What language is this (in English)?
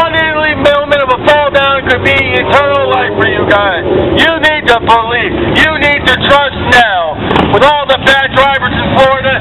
English